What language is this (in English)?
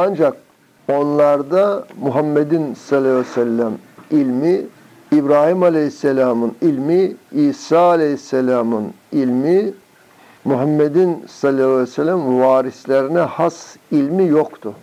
Turkish